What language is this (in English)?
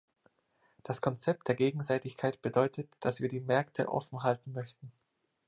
German